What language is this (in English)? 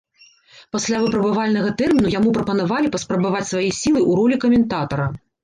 Belarusian